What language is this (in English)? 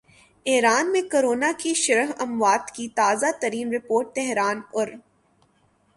Urdu